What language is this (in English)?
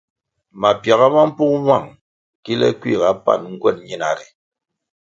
Kwasio